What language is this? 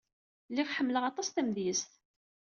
Kabyle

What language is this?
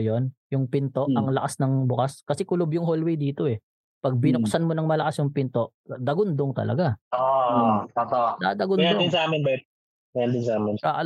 Filipino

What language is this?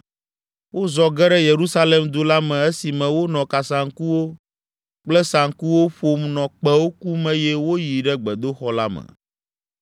Ewe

